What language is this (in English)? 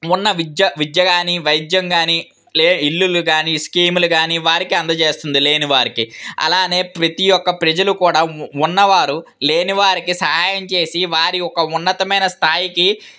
Telugu